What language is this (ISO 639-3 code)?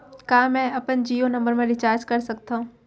hne